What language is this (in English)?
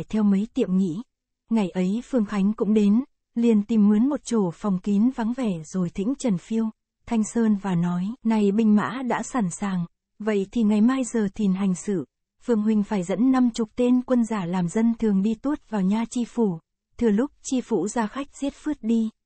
Vietnamese